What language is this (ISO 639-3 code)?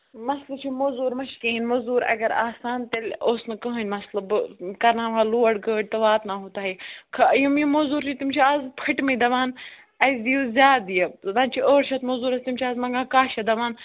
kas